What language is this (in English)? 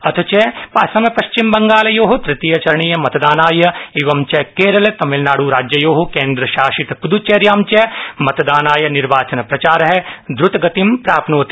Sanskrit